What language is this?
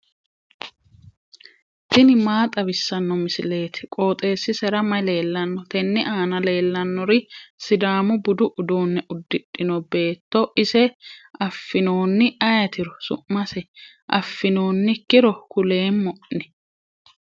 Sidamo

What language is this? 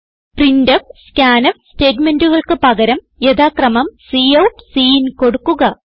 Malayalam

